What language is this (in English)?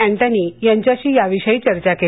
Marathi